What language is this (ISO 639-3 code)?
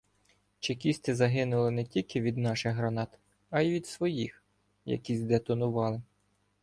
ukr